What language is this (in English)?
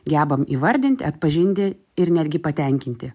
Lithuanian